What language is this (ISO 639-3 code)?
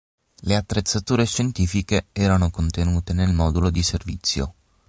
ita